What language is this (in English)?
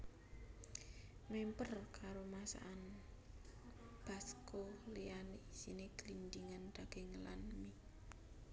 Javanese